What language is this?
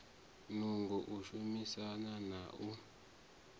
Venda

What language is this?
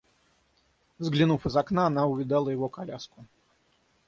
Russian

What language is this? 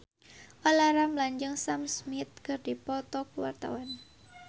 Sundanese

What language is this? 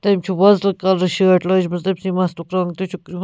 Kashmiri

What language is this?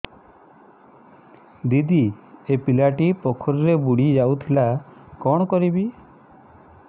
Odia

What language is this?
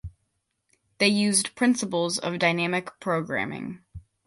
English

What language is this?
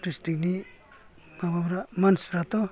Bodo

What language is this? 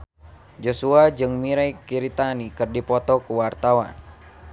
Sundanese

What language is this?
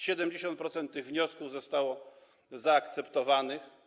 Polish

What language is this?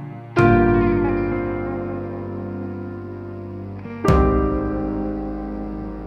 Hebrew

